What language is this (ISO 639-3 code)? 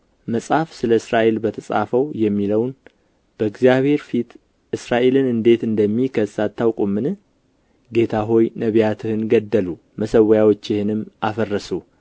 amh